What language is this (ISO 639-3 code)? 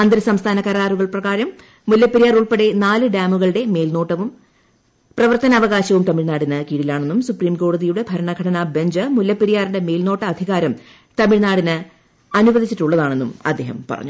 mal